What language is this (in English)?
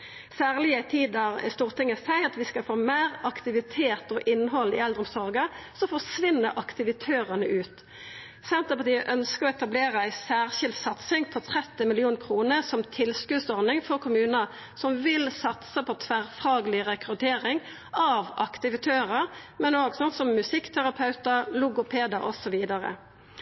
Norwegian Nynorsk